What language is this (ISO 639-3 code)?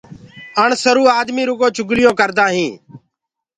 ggg